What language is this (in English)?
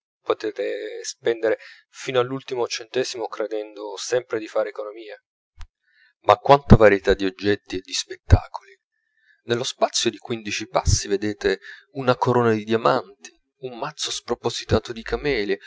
Italian